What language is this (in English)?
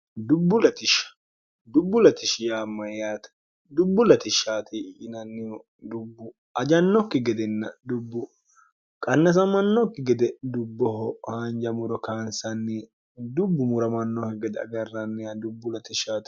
Sidamo